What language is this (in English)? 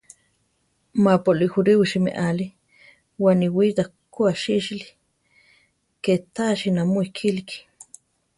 Central Tarahumara